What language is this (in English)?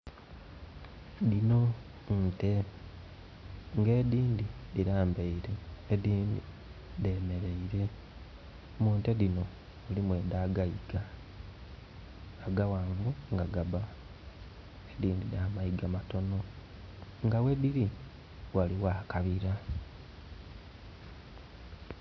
Soga